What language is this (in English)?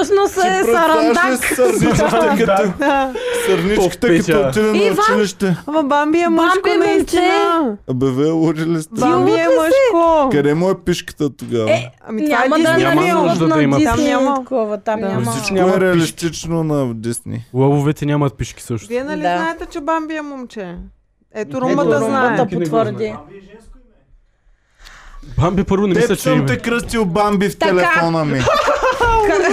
Bulgarian